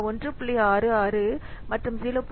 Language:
Tamil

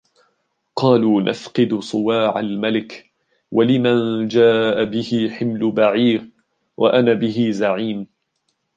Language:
Arabic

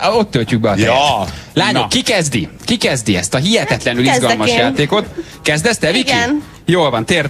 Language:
Hungarian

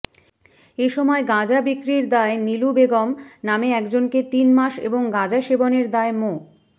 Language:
Bangla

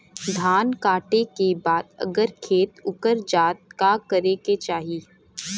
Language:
Bhojpuri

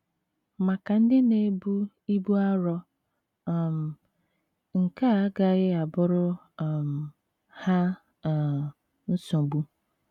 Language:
Igbo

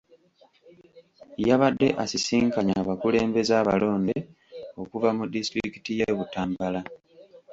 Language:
Ganda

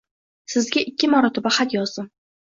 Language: Uzbek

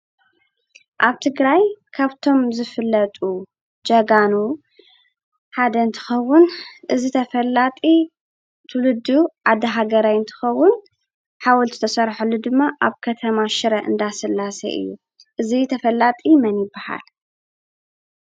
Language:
Tigrinya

